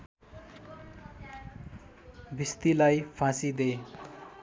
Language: Nepali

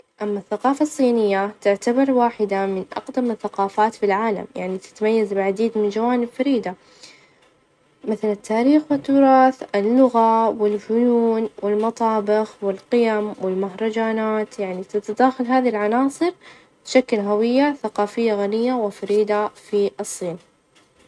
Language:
Najdi Arabic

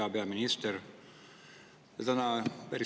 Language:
Estonian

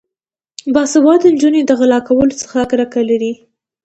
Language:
Pashto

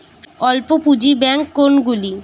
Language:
Bangla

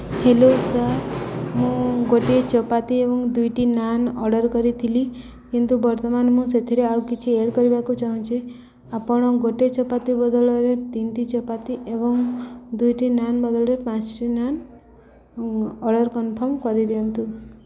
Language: Odia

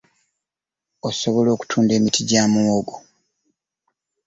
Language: Ganda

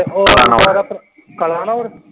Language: Punjabi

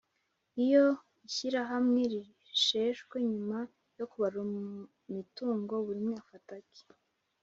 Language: Kinyarwanda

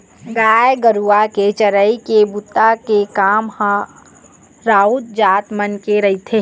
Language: Chhattisgarhi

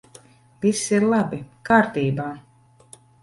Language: Latvian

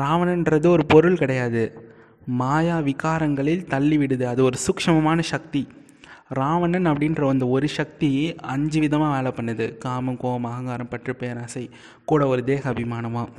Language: Tamil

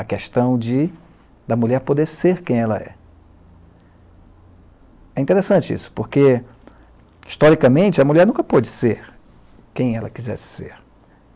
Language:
Portuguese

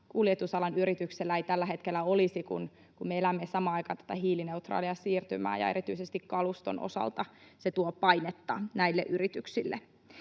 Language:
Finnish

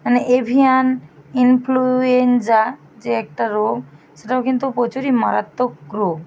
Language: Bangla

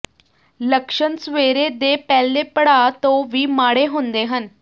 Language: Punjabi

